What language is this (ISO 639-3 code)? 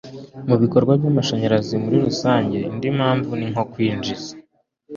kin